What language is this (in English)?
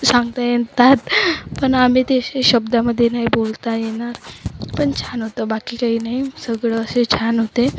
Marathi